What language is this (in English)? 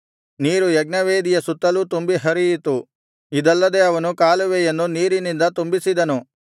Kannada